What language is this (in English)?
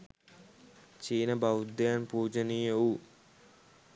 Sinhala